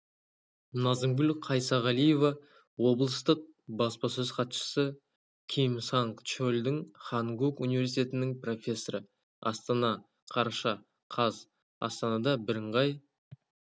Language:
Kazakh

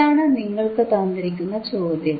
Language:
Malayalam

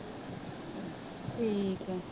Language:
Punjabi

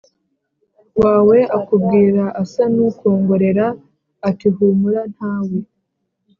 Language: Kinyarwanda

